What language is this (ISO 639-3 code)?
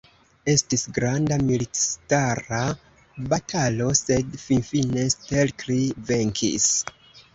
epo